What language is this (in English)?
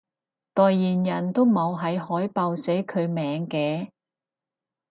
Cantonese